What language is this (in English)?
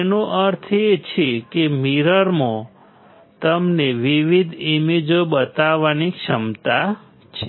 Gujarati